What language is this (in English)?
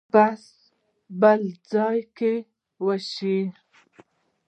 Pashto